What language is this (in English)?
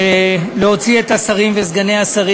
Hebrew